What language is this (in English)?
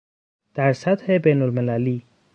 Persian